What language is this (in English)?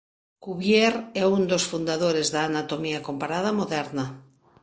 Galician